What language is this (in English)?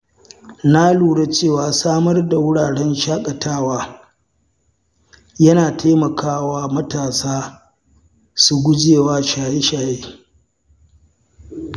Hausa